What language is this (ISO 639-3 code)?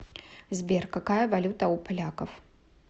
rus